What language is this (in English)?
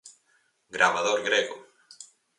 Galician